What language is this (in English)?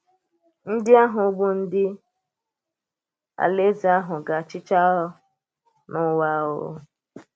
Igbo